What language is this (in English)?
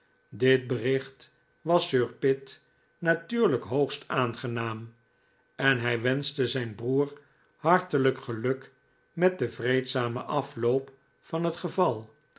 Dutch